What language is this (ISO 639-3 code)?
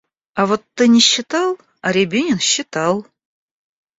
rus